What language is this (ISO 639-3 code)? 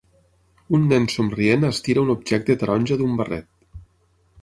cat